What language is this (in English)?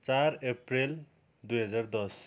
Nepali